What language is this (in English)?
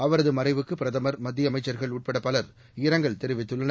Tamil